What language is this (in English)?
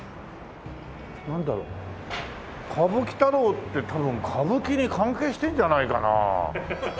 Japanese